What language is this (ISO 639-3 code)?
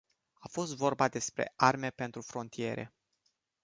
ron